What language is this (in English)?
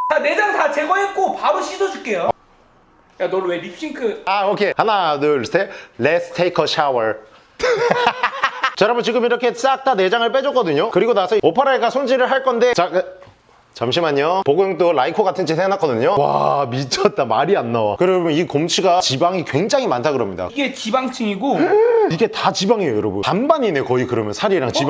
Korean